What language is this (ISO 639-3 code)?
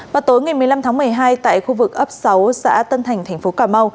vie